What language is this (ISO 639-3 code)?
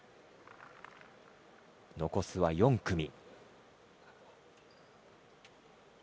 jpn